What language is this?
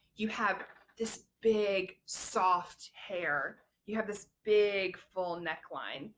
English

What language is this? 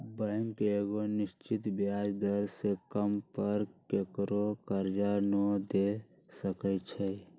Magahi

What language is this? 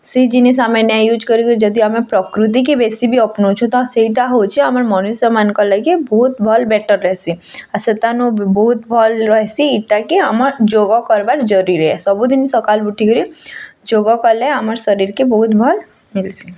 Odia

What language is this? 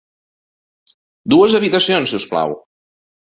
Catalan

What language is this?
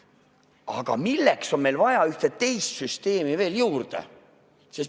Estonian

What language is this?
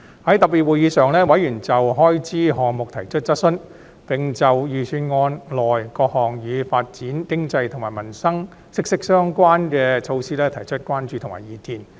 Cantonese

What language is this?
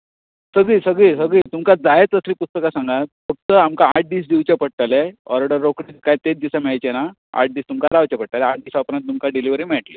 Konkani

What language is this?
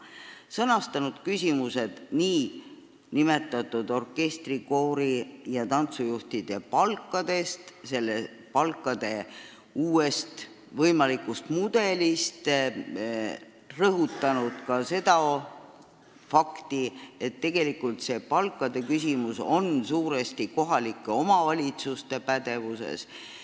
Estonian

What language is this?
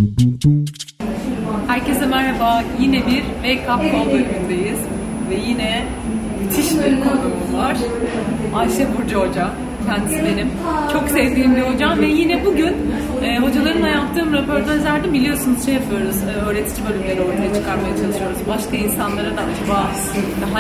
Turkish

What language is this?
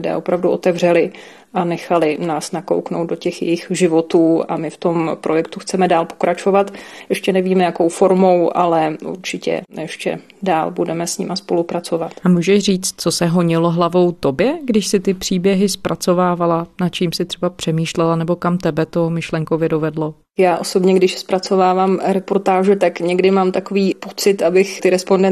Czech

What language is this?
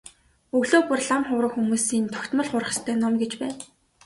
Mongolian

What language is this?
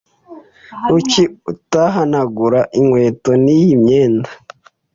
Kinyarwanda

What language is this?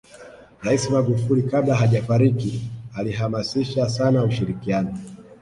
Swahili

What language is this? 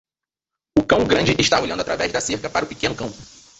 Portuguese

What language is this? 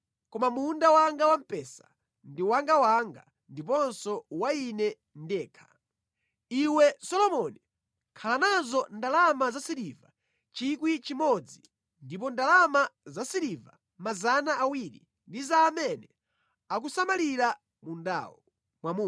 Nyanja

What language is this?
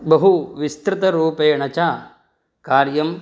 Sanskrit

